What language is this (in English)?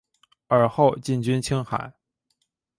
Chinese